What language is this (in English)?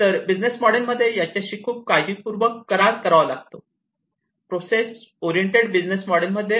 Marathi